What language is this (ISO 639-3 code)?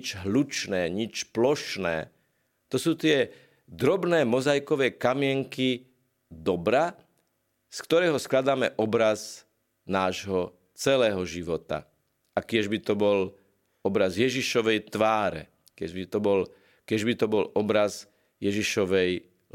slk